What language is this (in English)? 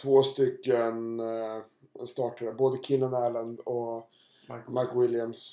Swedish